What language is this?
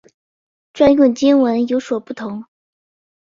Chinese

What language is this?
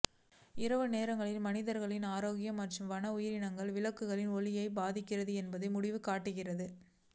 Tamil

